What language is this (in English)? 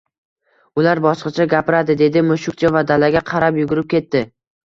Uzbek